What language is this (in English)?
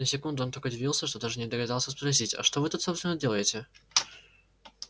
Russian